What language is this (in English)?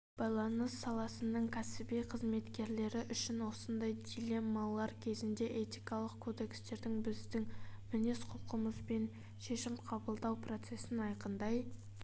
Kazakh